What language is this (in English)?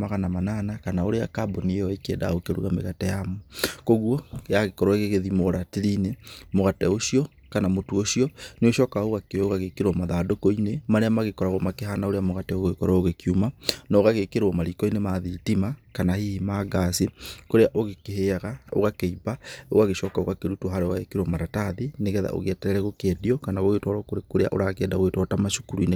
Kikuyu